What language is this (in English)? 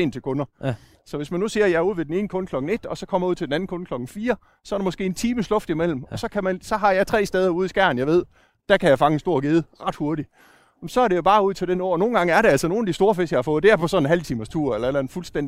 Danish